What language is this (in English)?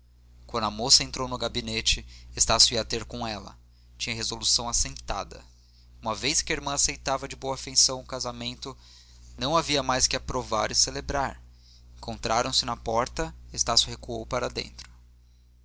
Portuguese